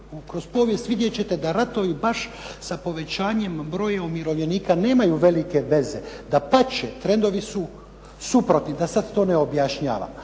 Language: Croatian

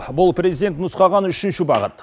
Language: Kazakh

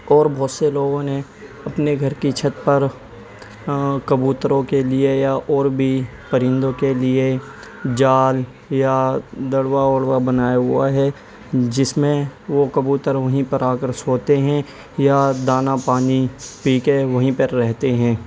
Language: Urdu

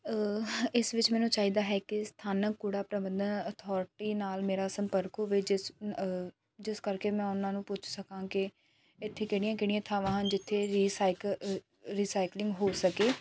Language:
Punjabi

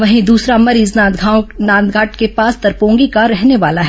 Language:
Hindi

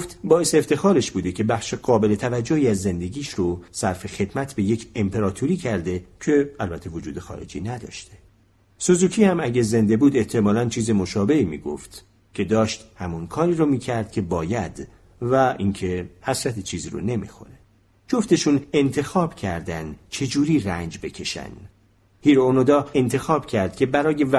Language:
Persian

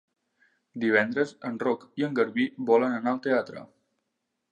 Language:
Catalan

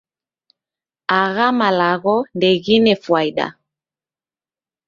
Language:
Taita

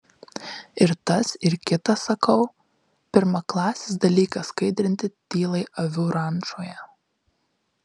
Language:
Lithuanian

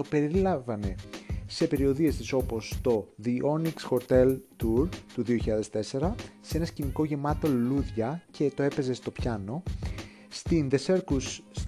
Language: Greek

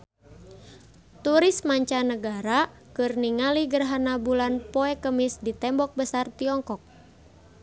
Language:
Sundanese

